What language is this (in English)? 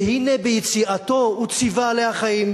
Hebrew